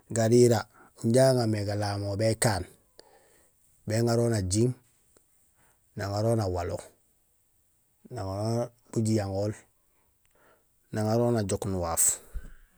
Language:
Gusilay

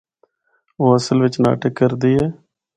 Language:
Northern Hindko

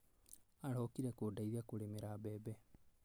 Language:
Kikuyu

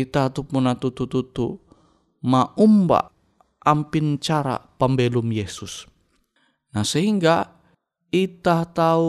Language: Indonesian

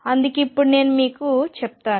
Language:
Telugu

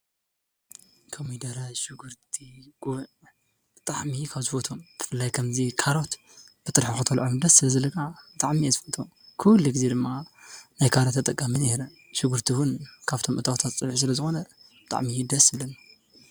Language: Tigrinya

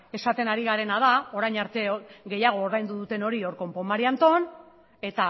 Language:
Basque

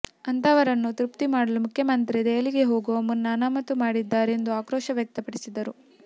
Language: Kannada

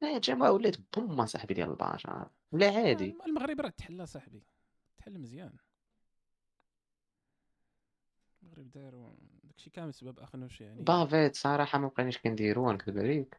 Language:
Arabic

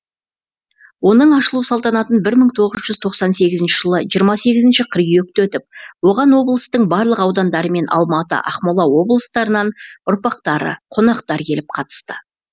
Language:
Kazakh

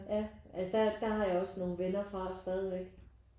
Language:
Danish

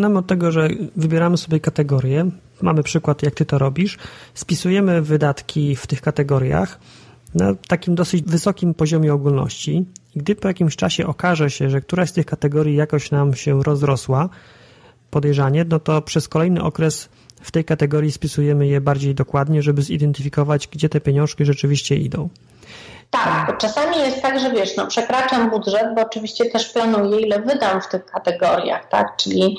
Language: Polish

